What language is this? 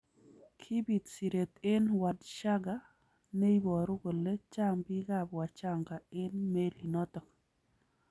Kalenjin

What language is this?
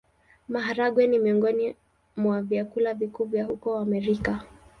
Swahili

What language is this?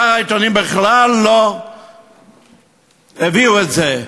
Hebrew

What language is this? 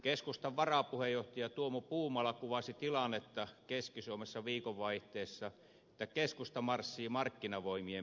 Finnish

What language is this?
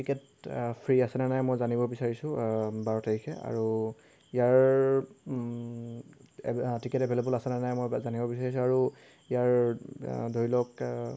Assamese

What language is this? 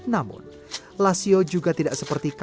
Indonesian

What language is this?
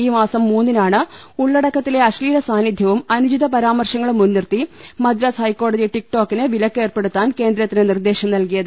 Malayalam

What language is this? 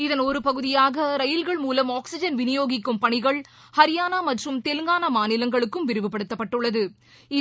Tamil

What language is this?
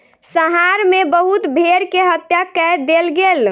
Maithili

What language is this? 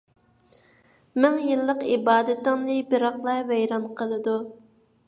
Uyghur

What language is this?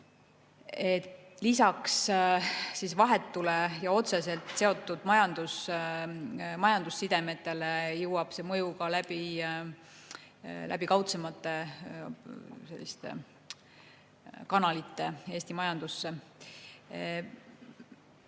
Estonian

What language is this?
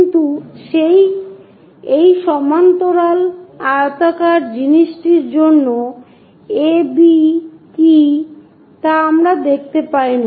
Bangla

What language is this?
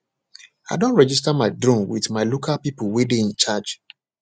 Nigerian Pidgin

